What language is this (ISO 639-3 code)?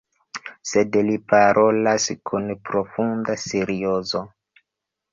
epo